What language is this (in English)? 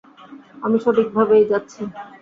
Bangla